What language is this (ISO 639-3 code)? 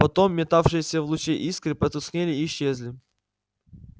rus